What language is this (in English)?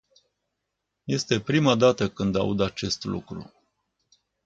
Romanian